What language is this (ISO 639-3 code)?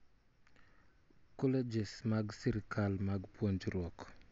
luo